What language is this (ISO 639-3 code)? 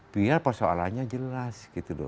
ind